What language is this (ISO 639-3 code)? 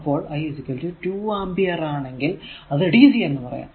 mal